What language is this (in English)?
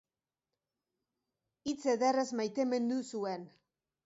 Basque